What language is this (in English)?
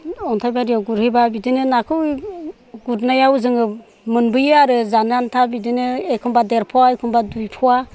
Bodo